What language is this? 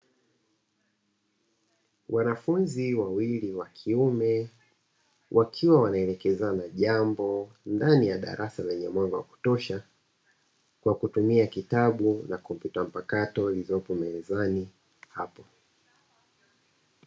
Swahili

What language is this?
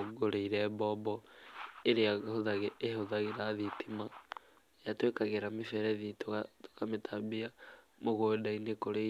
Kikuyu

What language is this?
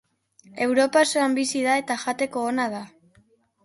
Basque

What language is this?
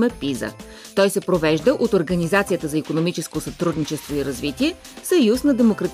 Bulgarian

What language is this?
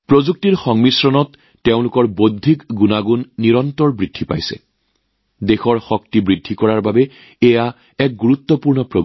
Assamese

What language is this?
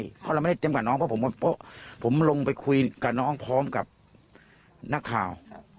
Thai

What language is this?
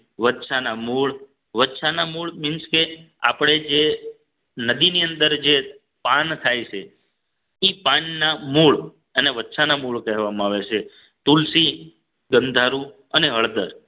Gujarati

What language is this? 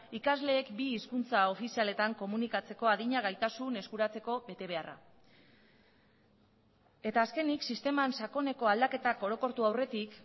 Basque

